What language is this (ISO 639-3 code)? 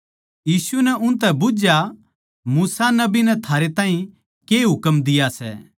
bgc